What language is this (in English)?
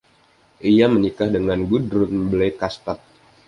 Indonesian